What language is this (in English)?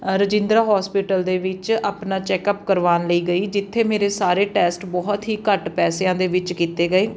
Punjabi